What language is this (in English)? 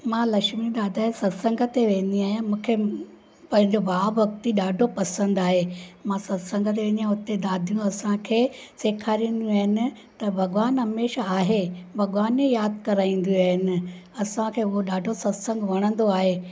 Sindhi